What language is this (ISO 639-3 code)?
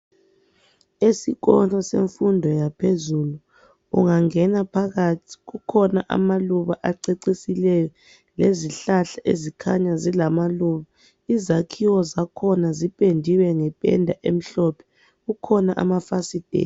nde